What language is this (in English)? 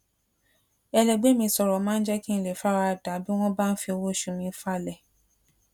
Yoruba